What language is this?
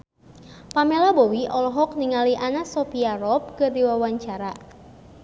Sundanese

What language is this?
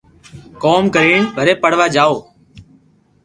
Loarki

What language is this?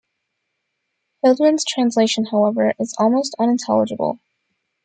English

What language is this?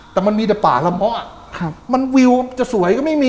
Thai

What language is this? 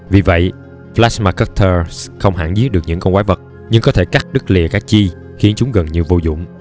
Vietnamese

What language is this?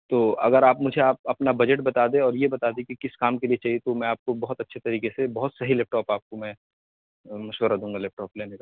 Urdu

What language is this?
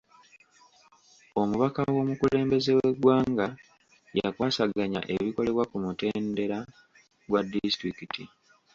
Ganda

